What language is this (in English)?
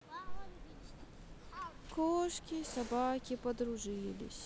Russian